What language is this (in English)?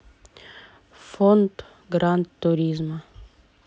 Russian